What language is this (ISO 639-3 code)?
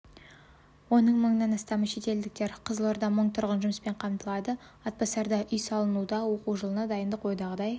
kaz